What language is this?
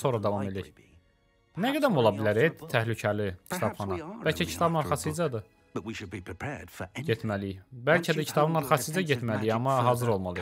Turkish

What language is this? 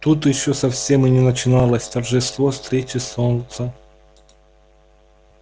Russian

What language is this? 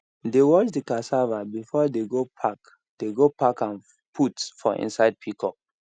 Nigerian Pidgin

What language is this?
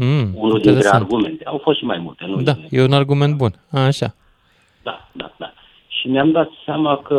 Romanian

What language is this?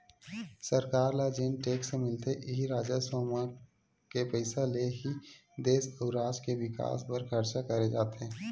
Chhattisgarhi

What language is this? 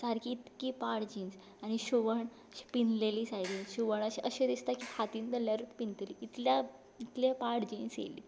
Konkani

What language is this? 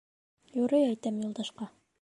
Bashkir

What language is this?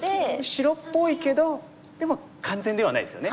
Japanese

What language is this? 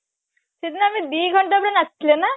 Odia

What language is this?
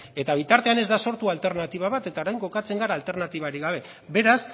Basque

